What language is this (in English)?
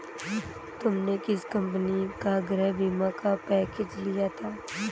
Hindi